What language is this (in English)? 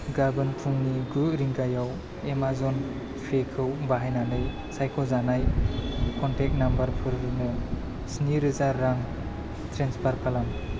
Bodo